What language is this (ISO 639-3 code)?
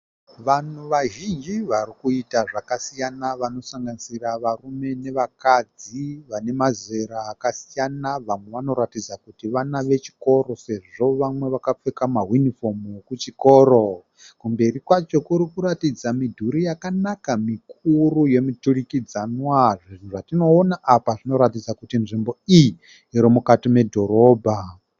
sna